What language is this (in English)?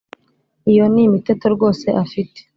Kinyarwanda